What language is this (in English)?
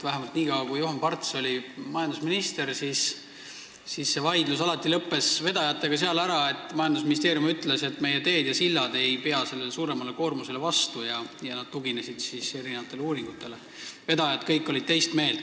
Estonian